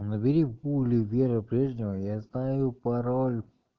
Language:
Russian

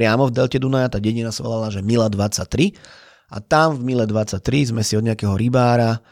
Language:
Slovak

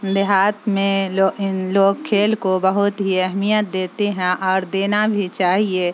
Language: Urdu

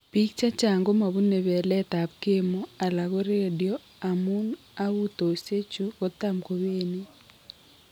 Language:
Kalenjin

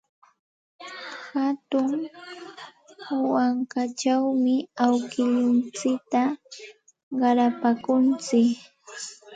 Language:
Santa Ana de Tusi Pasco Quechua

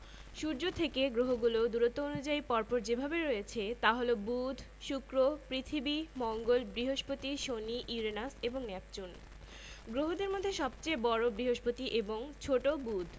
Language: Bangla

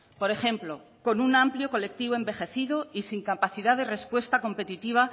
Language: Spanish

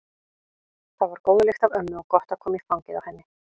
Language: Icelandic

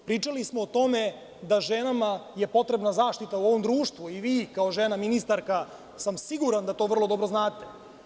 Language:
Serbian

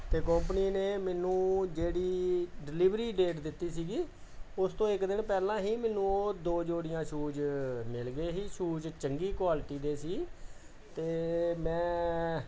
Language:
Punjabi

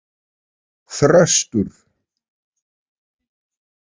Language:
Icelandic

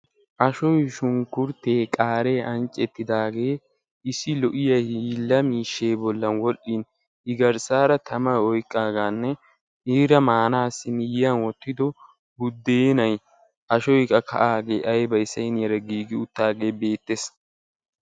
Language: Wolaytta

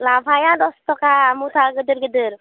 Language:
Bodo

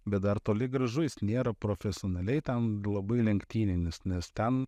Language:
Lithuanian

